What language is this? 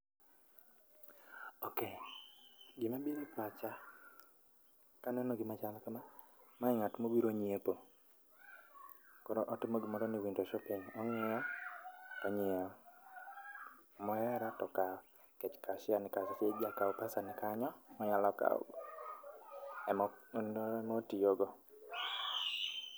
Luo (Kenya and Tanzania)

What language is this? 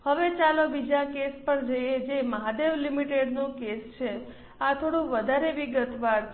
Gujarati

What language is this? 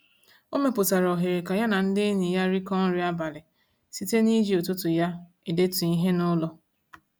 Igbo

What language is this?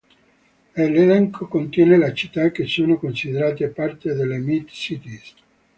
Italian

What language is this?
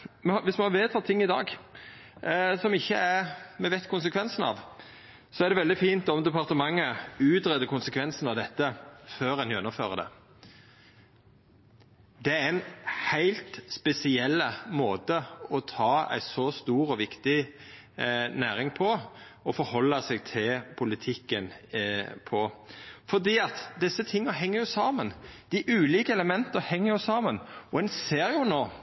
Norwegian Nynorsk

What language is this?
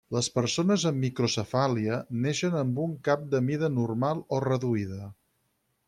Catalan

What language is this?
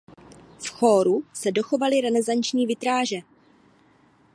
Czech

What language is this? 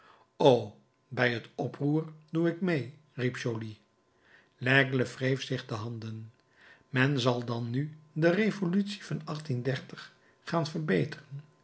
Dutch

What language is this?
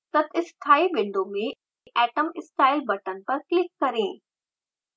Hindi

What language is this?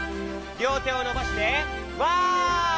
Japanese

